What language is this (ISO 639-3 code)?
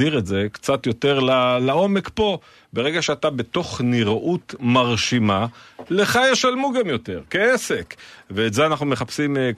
heb